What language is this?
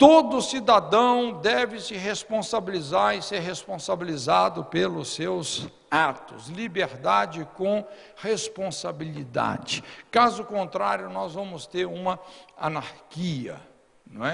Portuguese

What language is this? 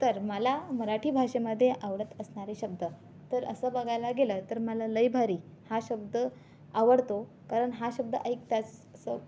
Marathi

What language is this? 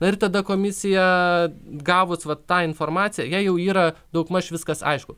Lithuanian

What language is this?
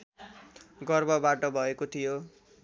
Nepali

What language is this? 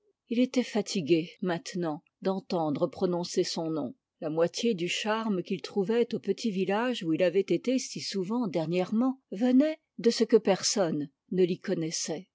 French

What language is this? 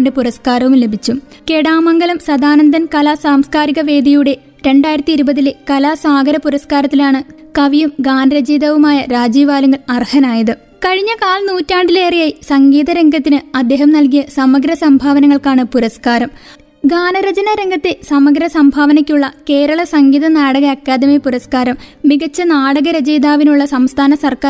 Malayalam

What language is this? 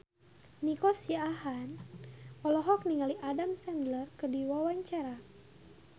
Sundanese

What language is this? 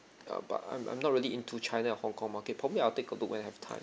English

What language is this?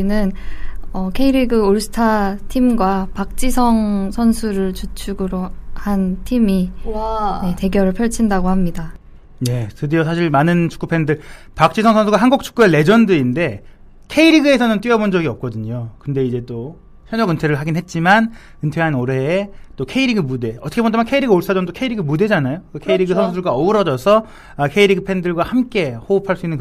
Korean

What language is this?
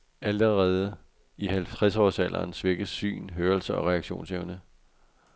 Danish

